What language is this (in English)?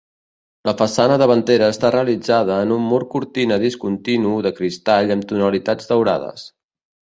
Catalan